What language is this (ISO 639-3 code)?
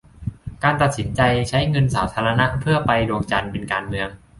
tha